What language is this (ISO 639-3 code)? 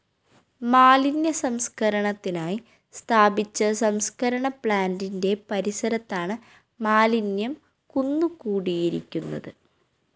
mal